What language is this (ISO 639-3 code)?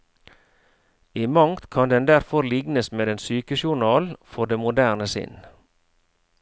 nor